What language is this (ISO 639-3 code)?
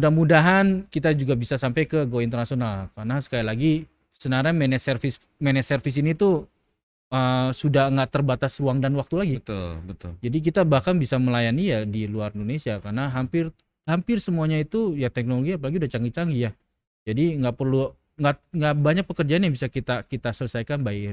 ind